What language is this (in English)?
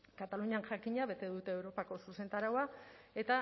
Basque